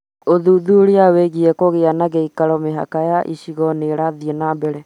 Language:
Kikuyu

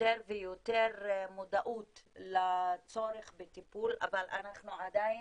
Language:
Hebrew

